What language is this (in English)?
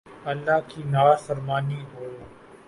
Urdu